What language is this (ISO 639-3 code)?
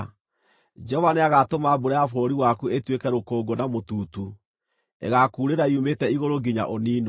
kik